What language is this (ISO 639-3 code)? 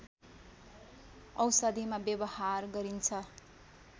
nep